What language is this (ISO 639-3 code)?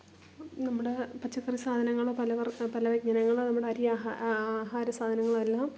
mal